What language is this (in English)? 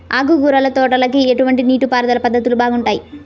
Telugu